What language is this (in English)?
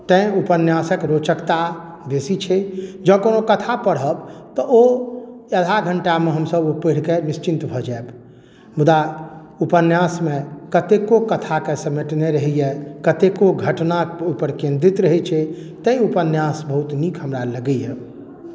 Maithili